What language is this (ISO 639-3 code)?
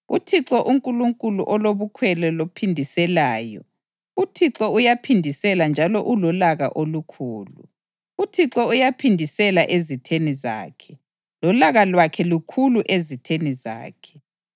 nde